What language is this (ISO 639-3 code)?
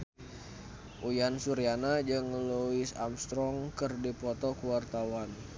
sun